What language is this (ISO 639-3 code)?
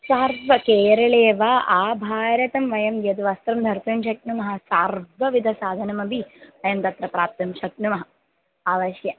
san